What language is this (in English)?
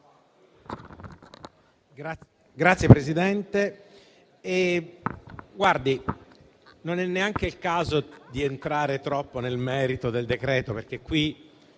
Italian